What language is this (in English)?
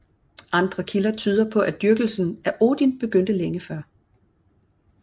Danish